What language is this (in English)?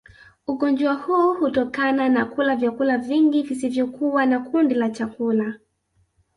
Swahili